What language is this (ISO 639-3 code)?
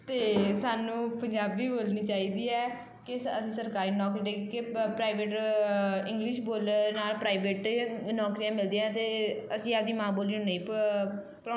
pan